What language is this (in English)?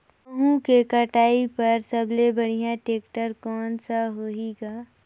Chhattisgarhi